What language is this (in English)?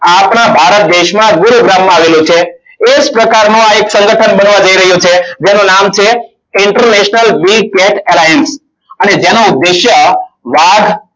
Gujarati